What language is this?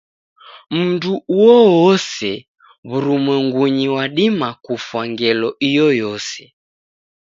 Taita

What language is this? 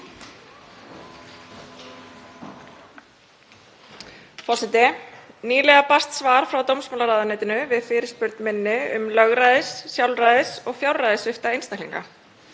Icelandic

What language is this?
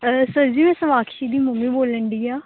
Punjabi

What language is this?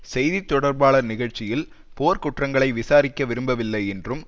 Tamil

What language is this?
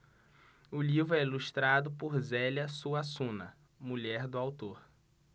Portuguese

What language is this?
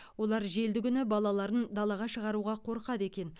Kazakh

